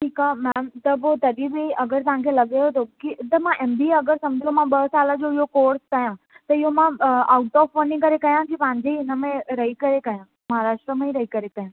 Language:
Sindhi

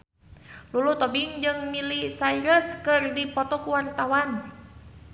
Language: Sundanese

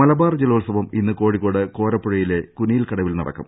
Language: Malayalam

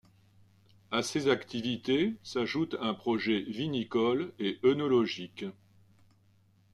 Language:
French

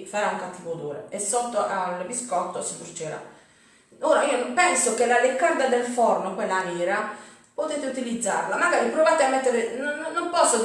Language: Italian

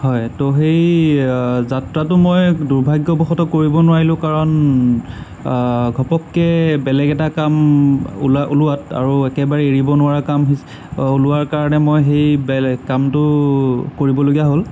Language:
Assamese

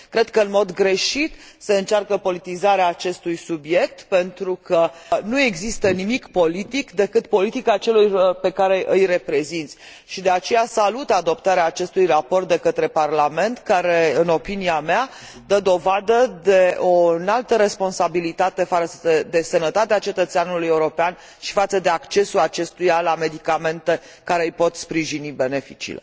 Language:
Romanian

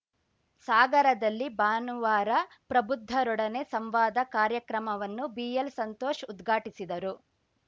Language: Kannada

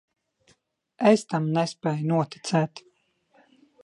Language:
Latvian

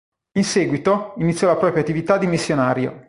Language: Italian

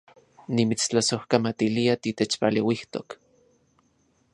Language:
Central Puebla Nahuatl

